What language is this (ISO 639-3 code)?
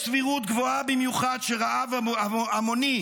heb